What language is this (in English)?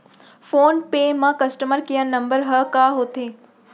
Chhattisgarhi